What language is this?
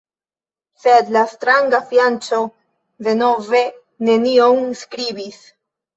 Esperanto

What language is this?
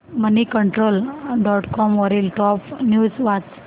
Marathi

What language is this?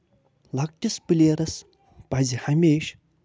Kashmiri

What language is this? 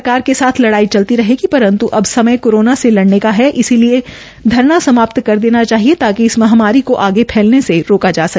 Hindi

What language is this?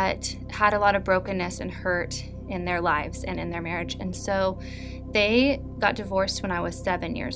English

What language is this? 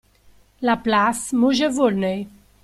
Italian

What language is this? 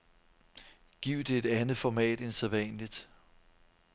Danish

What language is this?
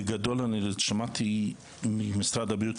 Hebrew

